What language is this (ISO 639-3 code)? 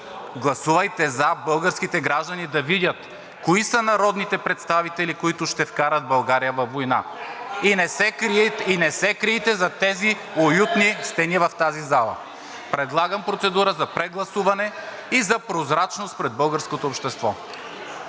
bul